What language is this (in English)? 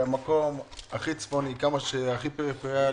Hebrew